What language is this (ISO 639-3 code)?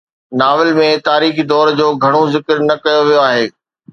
snd